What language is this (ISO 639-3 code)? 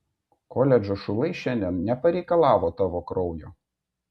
lit